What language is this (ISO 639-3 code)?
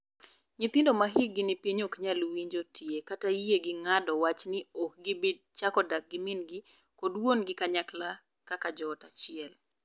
luo